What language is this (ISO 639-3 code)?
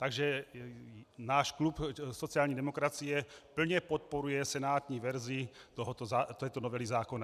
ces